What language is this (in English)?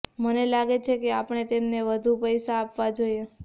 Gujarati